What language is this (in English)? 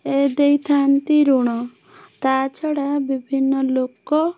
Odia